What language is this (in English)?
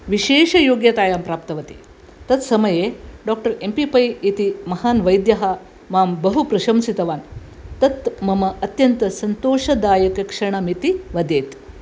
Sanskrit